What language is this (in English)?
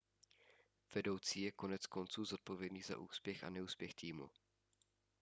Czech